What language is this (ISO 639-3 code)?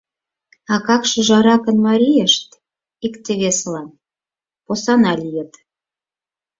chm